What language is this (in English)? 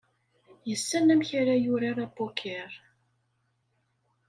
Kabyle